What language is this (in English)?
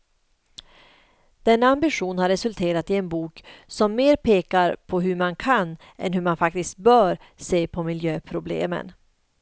Swedish